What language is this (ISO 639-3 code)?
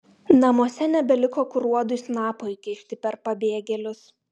lit